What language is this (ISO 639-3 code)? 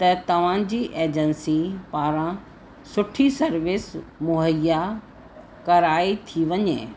snd